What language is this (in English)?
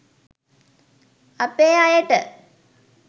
Sinhala